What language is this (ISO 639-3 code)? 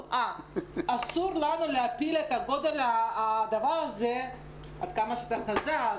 heb